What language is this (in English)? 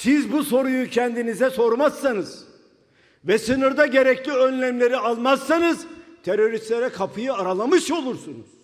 Turkish